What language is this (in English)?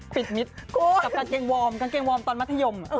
Thai